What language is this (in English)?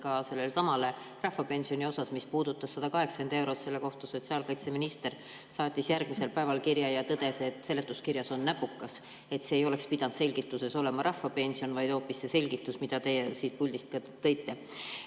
Estonian